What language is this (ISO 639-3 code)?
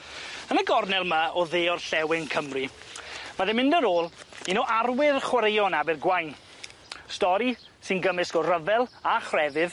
cym